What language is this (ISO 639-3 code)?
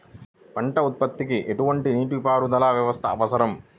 tel